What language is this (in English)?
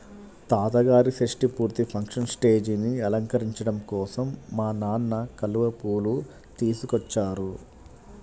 Telugu